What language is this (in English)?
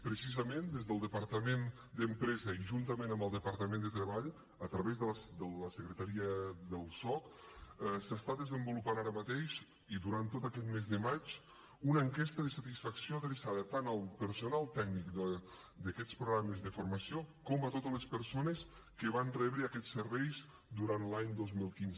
Catalan